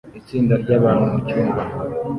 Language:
Kinyarwanda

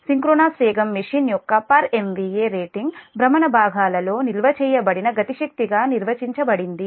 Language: Telugu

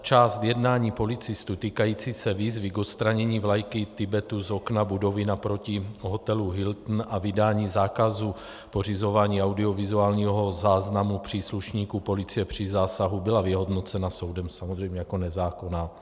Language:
Czech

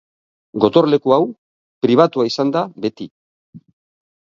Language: Basque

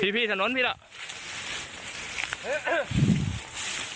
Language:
Thai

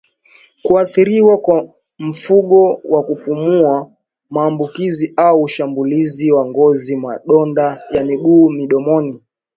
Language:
Swahili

